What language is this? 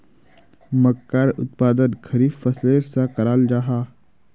Magahi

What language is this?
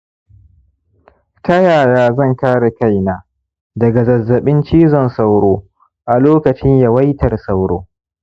Hausa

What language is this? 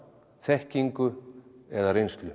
Icelandic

